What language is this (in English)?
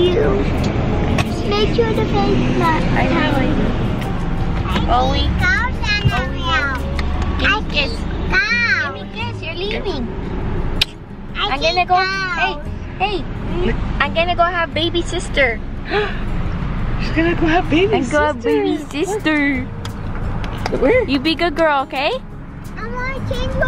English